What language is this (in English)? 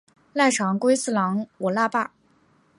Chinese